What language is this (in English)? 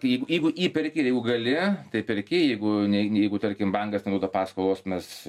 Lithuanian